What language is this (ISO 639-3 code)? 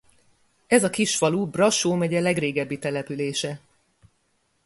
hun